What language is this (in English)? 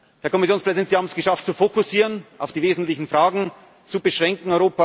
German